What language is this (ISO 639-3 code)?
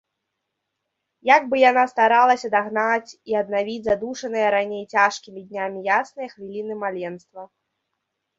bel